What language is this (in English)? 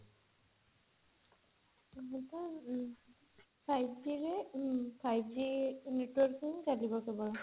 Odia